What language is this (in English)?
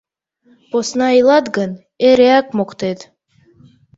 Mari